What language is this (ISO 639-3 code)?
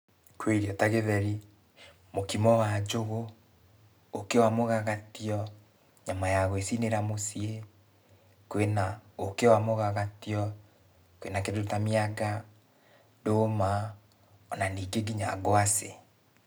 kik